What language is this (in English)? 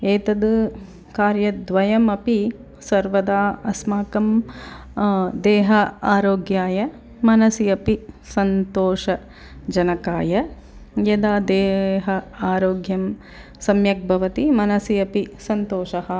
Sanskrit